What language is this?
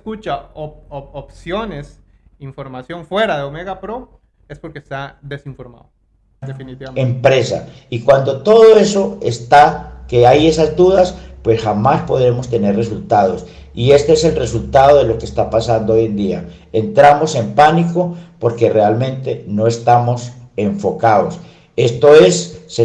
Spanish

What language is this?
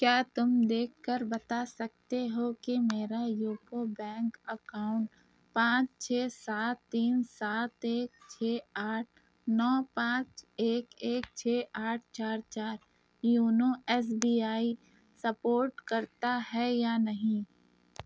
Urdu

